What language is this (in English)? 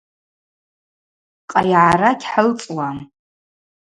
Abaza